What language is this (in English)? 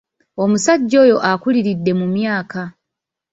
Ganda